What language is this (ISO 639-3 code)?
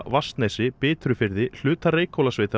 isl